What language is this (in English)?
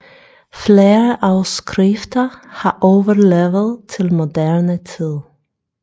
Danish